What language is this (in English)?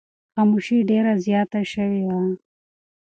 Pashto